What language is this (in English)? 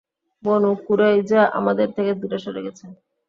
Bangla